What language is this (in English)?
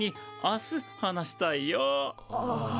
Japanese